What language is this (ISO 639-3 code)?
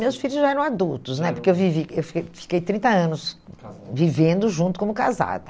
por